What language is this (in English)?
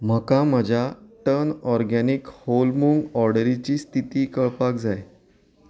Konkani